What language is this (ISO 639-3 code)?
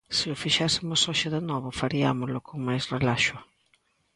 glg